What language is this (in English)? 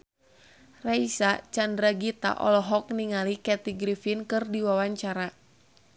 Sundanese